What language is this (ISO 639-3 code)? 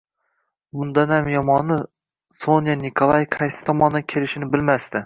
uzb